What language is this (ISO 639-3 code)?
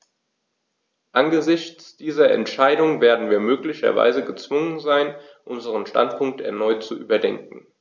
deu